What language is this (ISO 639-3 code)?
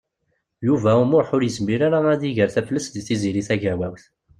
kab